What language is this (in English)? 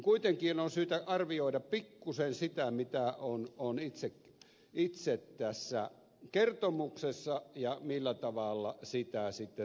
Finnish